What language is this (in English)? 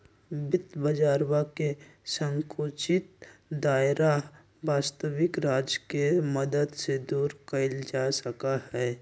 Magahi